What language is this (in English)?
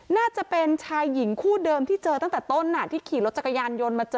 Thai